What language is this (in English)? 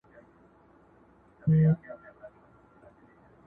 Pashto